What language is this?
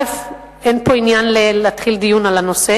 Hebrew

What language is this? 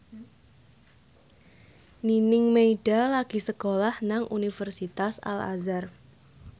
Javanese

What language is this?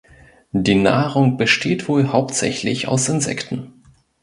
German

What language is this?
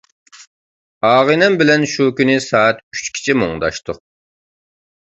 Uyghur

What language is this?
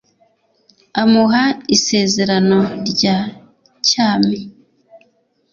Kinyarwanda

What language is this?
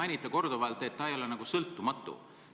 Estonian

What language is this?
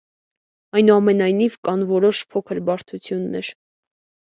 Armenian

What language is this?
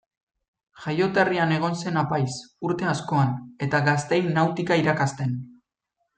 Basque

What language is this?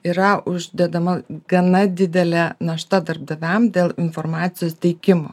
Lithuanian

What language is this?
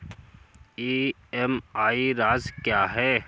Hindi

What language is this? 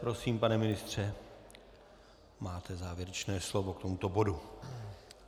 Czech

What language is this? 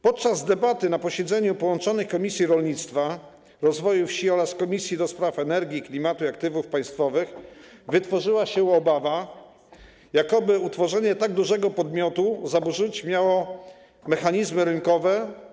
Polish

